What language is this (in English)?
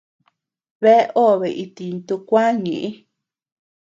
Tepeuxila Cuicatec